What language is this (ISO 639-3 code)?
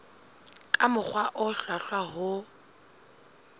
sot